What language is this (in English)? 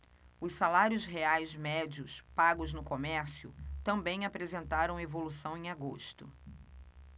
Portuguese